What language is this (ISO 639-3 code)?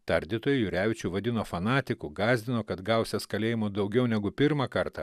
lit